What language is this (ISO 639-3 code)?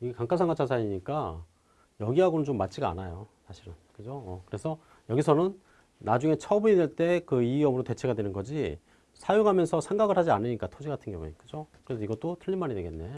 kor